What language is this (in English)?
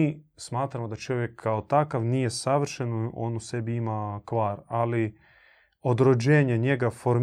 Croatian